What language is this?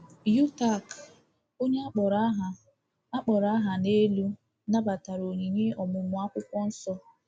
Igbo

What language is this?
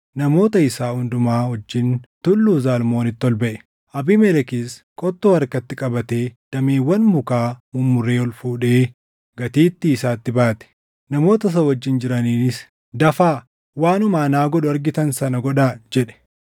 Oromo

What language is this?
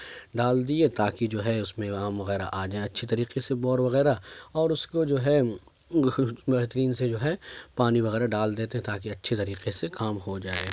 Urdu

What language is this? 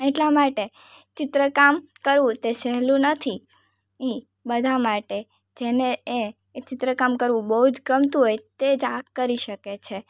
Gujarati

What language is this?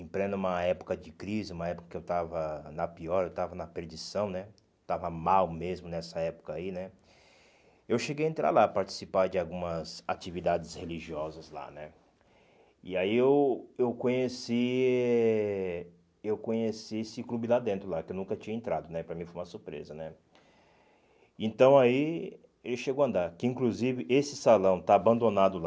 Portuguese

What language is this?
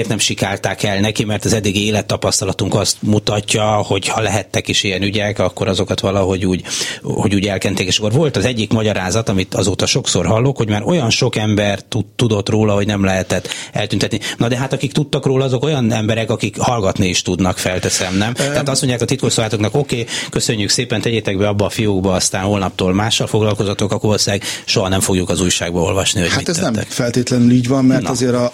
Hungarian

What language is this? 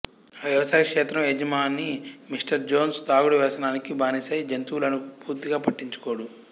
Telugu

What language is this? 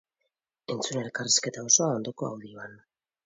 Basque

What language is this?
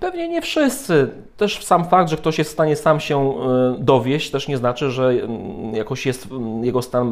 Polish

